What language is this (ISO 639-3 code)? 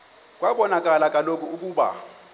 xho